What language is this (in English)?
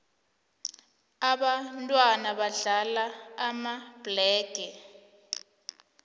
South Ndebele